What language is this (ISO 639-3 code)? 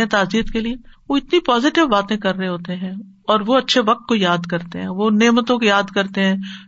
urd